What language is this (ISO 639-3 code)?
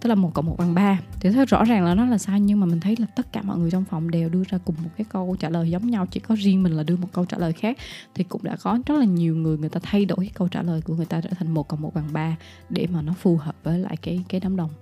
vie